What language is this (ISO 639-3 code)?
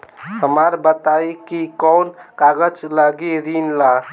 bho